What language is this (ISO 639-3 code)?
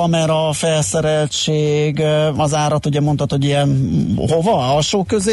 hun